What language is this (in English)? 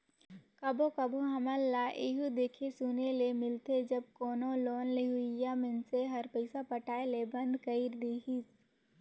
Chhattisgarhi